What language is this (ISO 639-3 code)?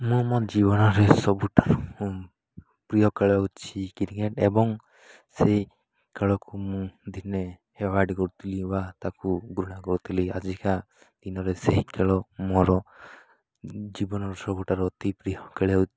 ori